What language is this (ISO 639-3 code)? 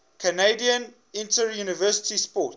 eng